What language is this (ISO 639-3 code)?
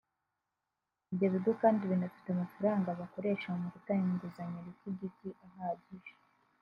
kin